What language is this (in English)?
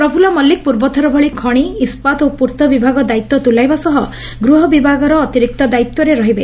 Odia